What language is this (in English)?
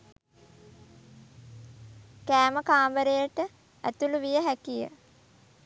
Sinhala